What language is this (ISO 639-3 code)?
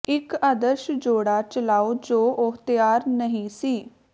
pan